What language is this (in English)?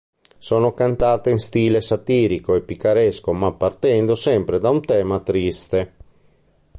Italian